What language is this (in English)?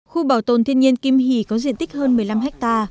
Vietnamese